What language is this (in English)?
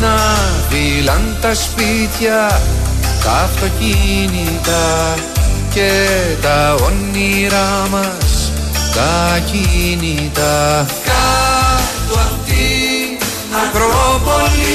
Greek